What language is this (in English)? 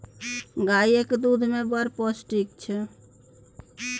Maithili